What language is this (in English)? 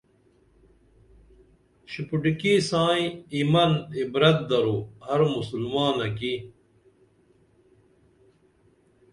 Dameli